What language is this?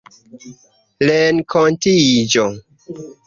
Esperanto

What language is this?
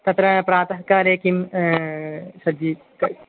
Sanskrit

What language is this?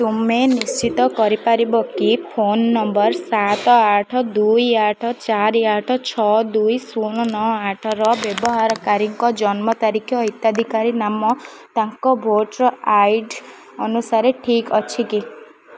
Odia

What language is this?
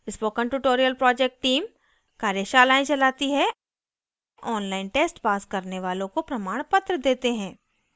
Hindi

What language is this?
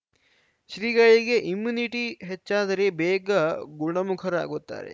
Kannada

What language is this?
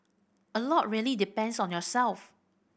English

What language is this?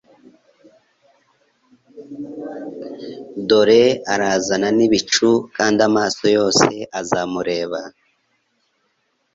Kinyarwanda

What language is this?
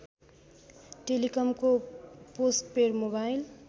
Nepali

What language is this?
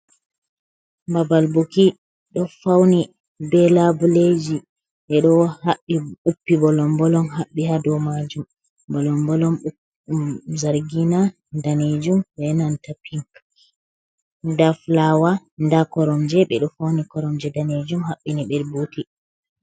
Fula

